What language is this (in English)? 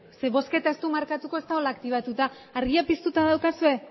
Basque